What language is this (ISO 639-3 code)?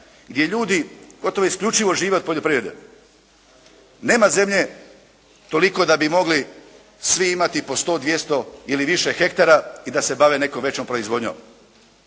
hrv